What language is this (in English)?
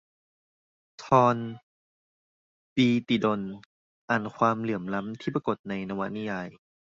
Thai